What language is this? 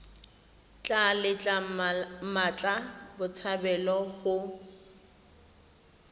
Tswana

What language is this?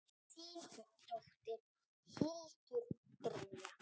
Icelandic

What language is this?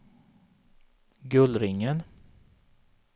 Swedish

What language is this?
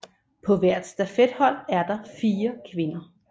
Danish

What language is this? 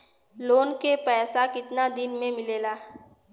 Bhojpuri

